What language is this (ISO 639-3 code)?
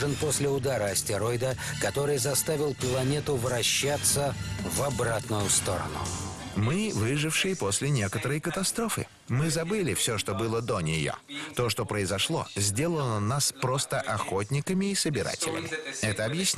rus